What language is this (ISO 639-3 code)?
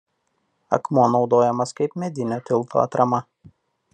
lit